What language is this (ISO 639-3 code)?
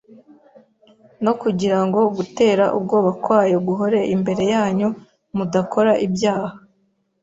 kin